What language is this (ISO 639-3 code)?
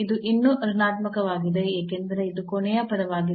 kan